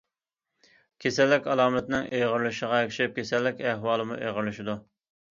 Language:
Uyghur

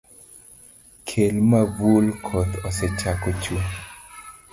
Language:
Luo (Kenya and Tanzania)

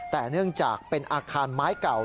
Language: Thai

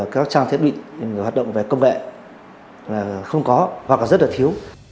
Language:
Vietnamese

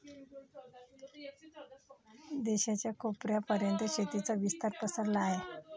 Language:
Marathi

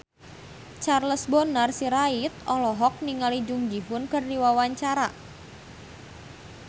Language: Sundanese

